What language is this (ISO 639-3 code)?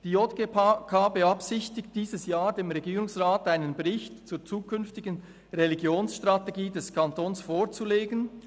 gsw